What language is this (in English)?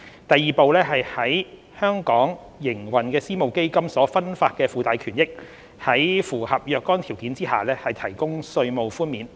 Cantonese